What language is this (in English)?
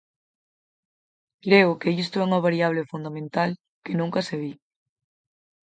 Galician